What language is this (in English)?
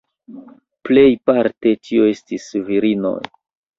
Esperanto